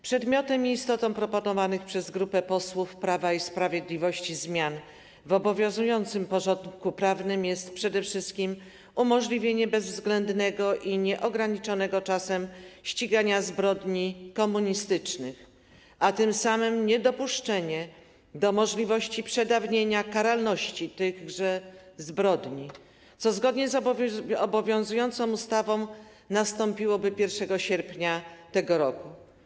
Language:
Polish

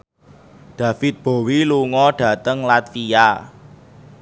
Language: Javanese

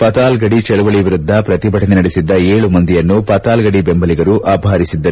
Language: Kannada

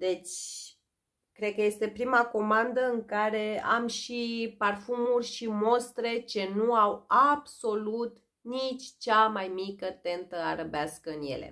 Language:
Romanian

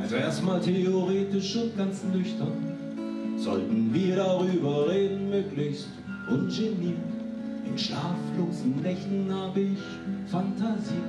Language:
German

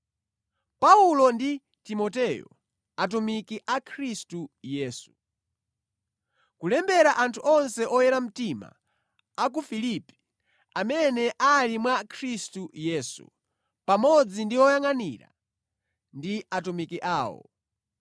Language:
Nyanja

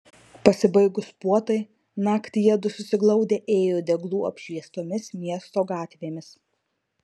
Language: Lithuanian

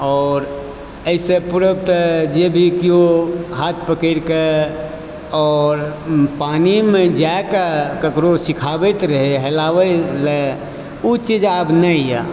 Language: Maithili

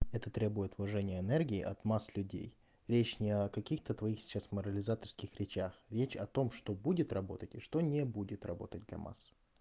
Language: Russian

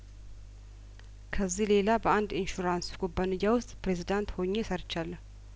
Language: Amharic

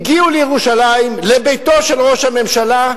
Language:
Hebrew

